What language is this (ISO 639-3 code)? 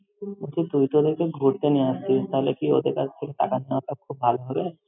ben